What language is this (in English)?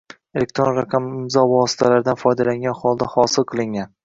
Uzbek